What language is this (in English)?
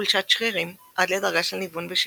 Hebrew